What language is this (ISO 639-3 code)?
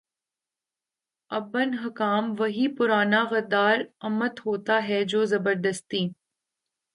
urd